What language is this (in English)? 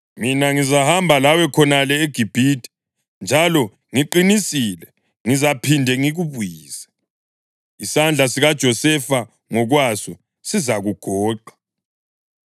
North Ndebele